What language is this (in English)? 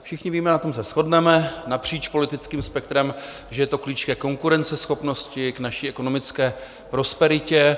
Czech